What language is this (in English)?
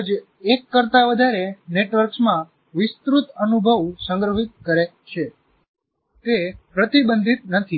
Gujarati